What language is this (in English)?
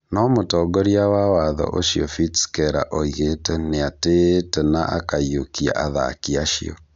Kikuyu